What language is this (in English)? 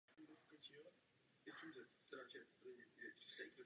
Czech